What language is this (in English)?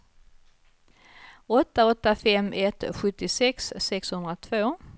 Swedish